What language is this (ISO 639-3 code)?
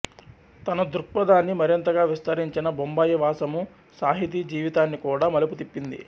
tel